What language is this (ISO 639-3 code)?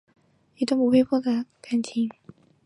zho